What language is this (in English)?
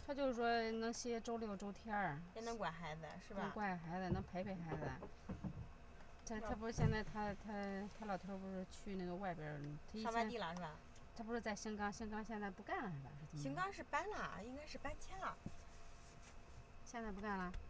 Chinese